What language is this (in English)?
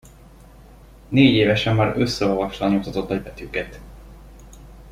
Hungarian